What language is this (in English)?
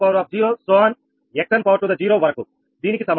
Telugu